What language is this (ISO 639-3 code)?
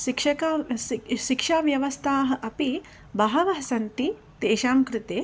san